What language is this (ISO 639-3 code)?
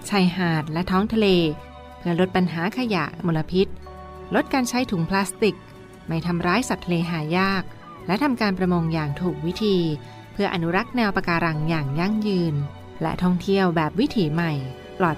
tha